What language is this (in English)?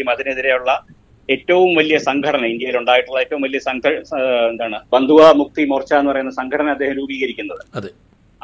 Malayalam